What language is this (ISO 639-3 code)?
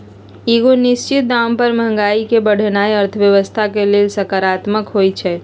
mag